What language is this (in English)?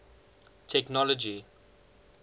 English